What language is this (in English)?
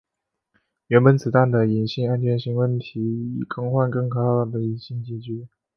Chinese